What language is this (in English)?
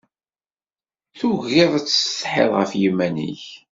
Kabyle